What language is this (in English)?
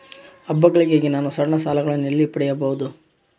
Kannada